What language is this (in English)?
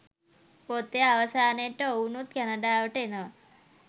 Sinhala